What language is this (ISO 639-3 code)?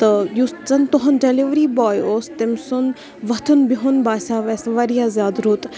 kas